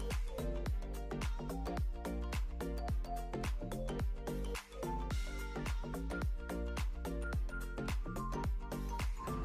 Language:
Thai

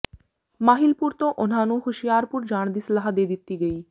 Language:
Punjabi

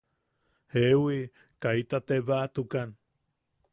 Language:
Yaqui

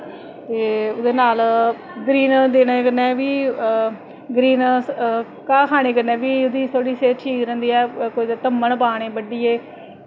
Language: Dogri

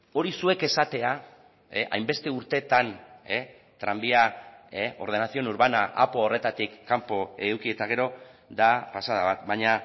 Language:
Basque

